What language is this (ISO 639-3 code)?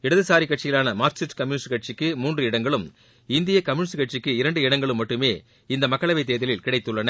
tam